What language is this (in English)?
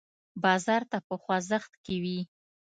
Pashto